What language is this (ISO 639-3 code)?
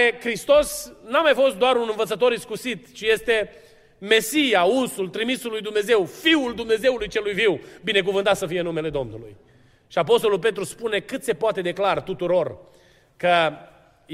ron